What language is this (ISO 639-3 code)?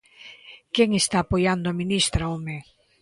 glg